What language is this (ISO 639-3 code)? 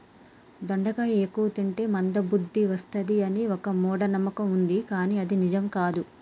tel